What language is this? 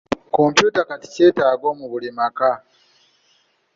Ganda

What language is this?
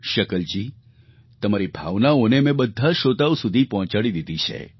Gujarati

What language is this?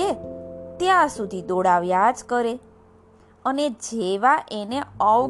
Gujarati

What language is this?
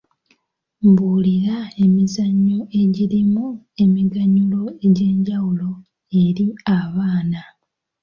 Ganda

